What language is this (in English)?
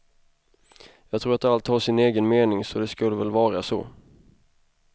Swedish